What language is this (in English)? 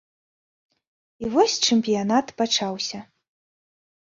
Belarusian